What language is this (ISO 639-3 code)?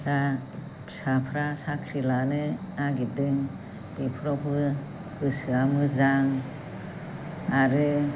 brx